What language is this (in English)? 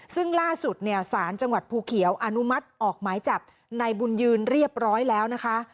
Thai